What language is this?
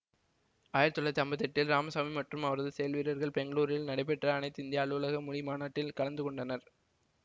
Tamil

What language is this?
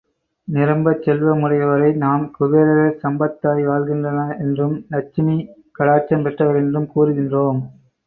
Tamil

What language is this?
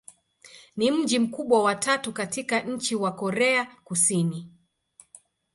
Swahili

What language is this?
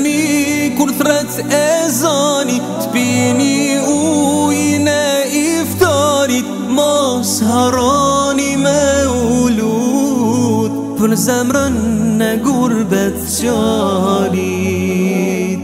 Romanian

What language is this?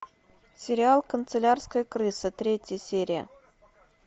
Russian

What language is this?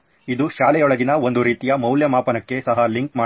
Kannada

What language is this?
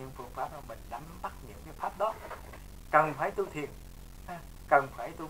Vietnamese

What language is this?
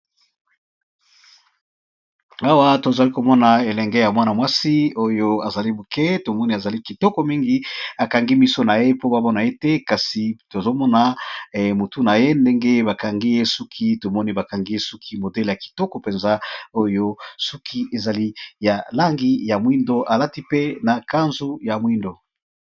Lingala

